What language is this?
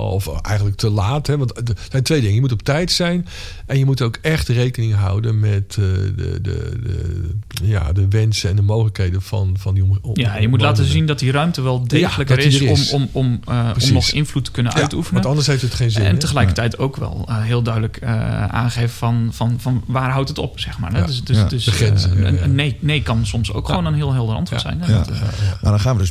Dutch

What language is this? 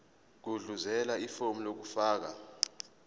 Zulu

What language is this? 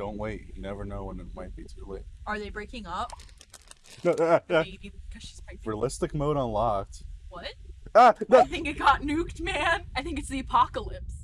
English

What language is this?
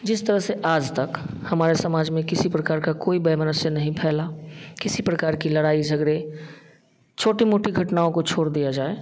Hindi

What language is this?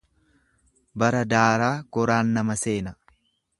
Oromo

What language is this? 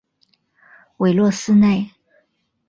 Chinese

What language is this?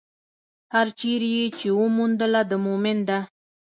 Pashto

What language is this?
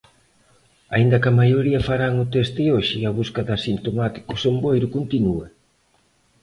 Galician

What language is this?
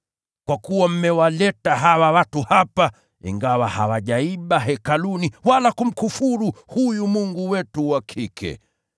Swahili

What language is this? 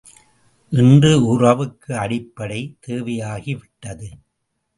Tamil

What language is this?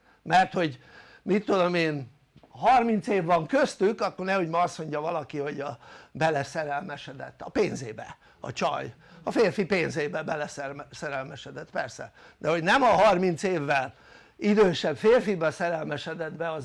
Hungarian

